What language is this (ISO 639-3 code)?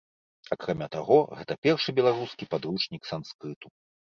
bel